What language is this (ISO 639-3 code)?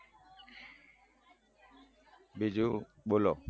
guj